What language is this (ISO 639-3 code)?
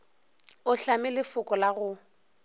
nso